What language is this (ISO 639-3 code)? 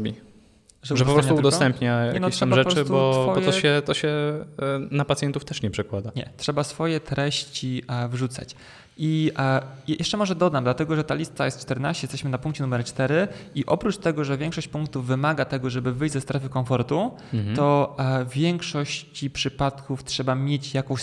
pol